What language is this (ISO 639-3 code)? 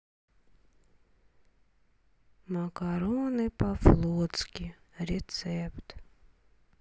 rus